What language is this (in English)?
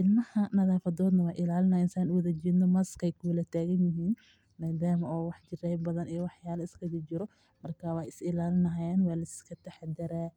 Somali